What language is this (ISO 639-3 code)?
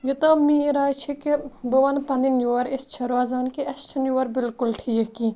kas